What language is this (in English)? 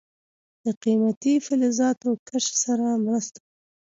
Pashto